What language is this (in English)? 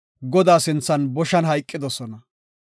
Gofa